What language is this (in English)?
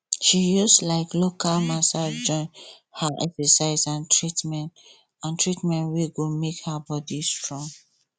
Nigerian Pidgin